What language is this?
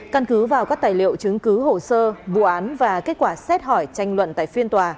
Vietnamese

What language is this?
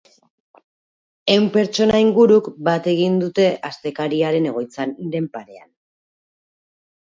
Basque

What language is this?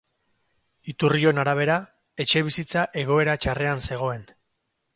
Basque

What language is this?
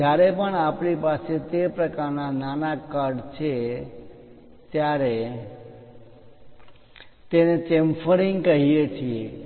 Gujarati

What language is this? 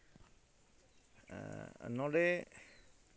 Santali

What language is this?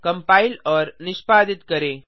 Hindi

